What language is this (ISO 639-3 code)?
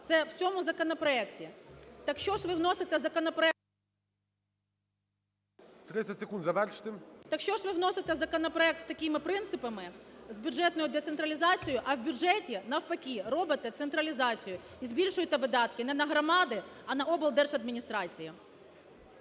ukr